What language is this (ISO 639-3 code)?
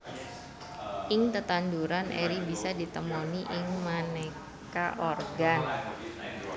jav